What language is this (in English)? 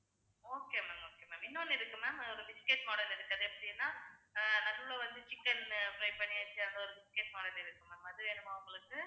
Tamil